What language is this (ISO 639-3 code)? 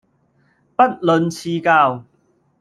yue